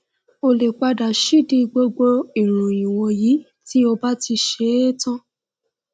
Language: Yoruba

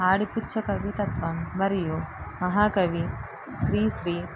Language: Telugu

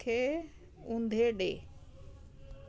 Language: Sindhi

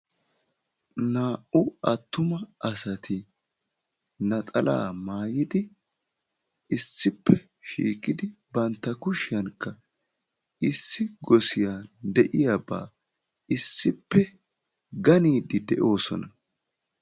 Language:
Wolaytta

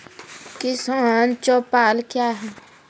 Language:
Maithili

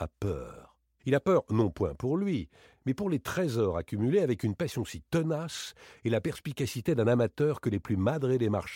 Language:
French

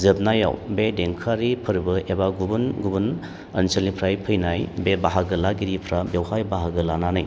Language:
Bodo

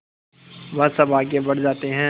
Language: Hindi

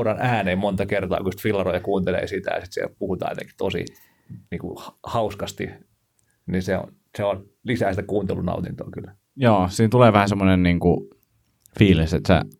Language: Finnish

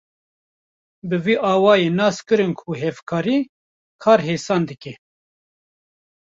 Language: Kurdish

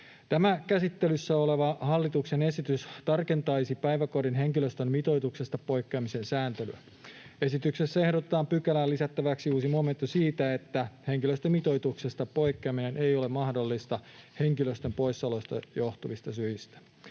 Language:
Finnish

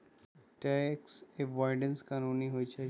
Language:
Magahi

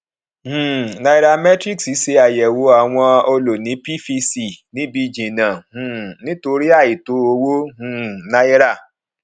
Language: Yoruba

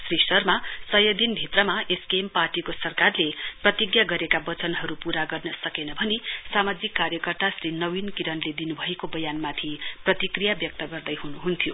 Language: Nepali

